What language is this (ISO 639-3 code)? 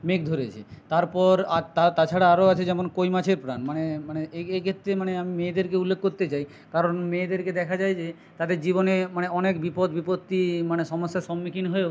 ben